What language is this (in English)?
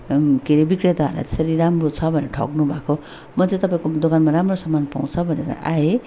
Nepali